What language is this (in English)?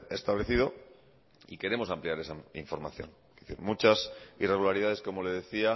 Spanish